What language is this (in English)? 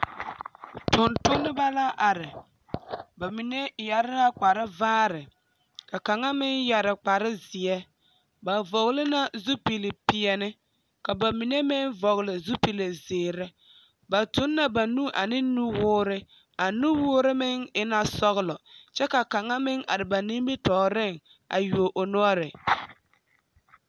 Southern Dagaare